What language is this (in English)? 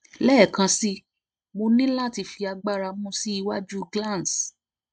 Yoruba